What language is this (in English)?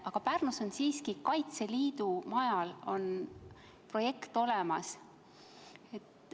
Estonian